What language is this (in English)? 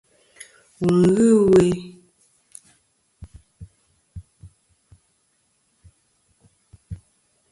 Kom